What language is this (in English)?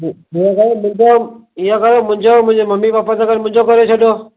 Sindhi